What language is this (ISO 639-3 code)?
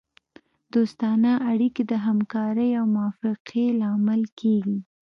pus